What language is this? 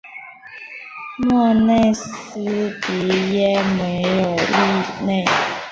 Chinese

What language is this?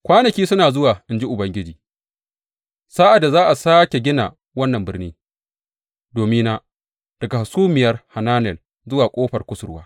Hausa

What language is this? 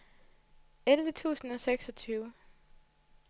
Danish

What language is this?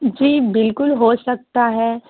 Urdu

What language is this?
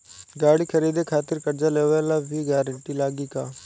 Bhojpuri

